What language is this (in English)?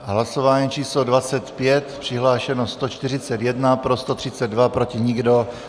Czech